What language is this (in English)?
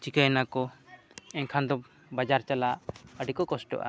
Santali